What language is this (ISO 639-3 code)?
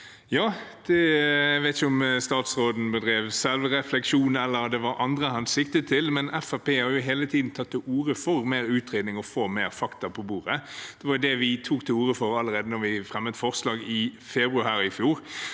nor